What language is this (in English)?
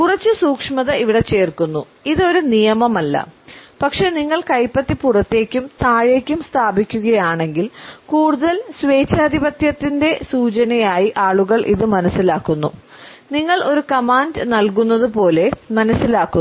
Malayalam